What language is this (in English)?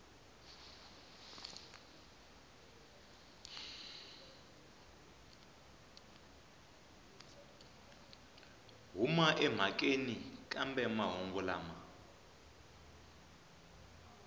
Tsonga